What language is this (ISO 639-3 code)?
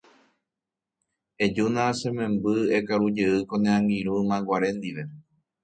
grn